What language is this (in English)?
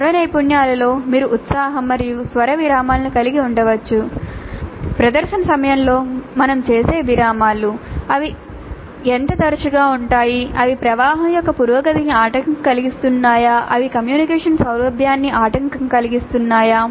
Telugu